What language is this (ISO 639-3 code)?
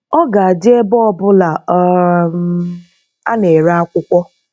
ibo